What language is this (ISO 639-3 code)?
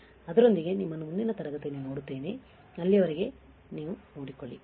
kan